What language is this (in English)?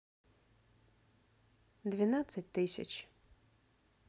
Russian